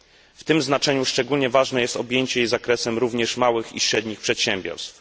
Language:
Polish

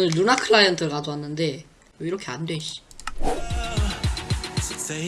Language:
Korean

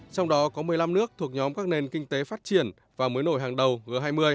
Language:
Vietnamese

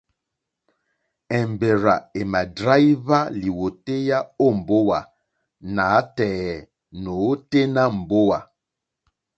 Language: Mokpwe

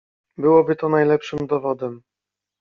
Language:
Polish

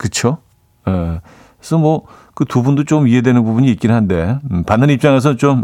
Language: Korean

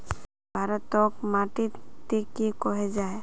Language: Magahi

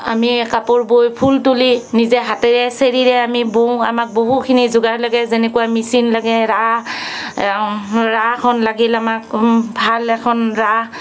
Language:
Assamese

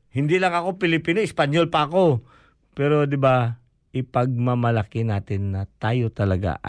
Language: Filipino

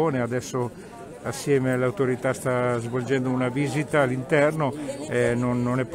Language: Italian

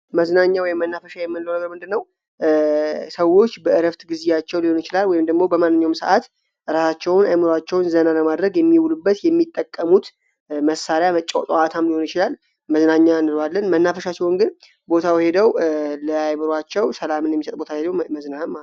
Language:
Amharic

